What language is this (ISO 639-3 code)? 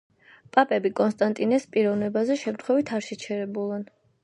kat